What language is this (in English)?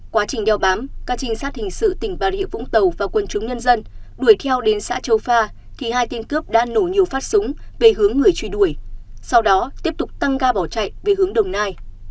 Vietnamese